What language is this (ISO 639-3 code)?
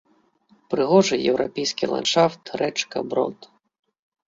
bel